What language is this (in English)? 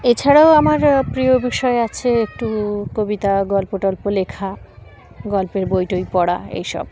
Bangla